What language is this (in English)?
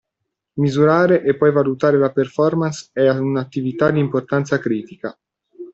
Italian